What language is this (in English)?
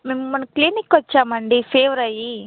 Telugu